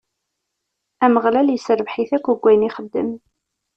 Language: Kabyle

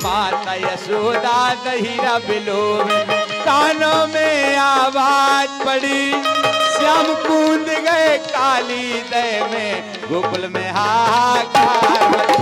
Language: Hindi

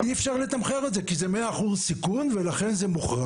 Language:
Hebrew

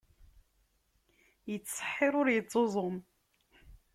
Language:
Kabyle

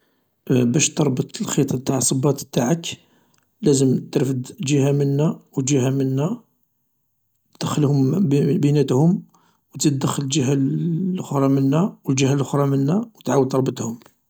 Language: Algerian Arabic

